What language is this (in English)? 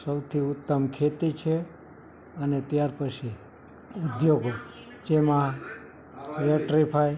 Gujarati